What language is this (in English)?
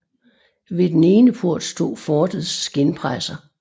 Danish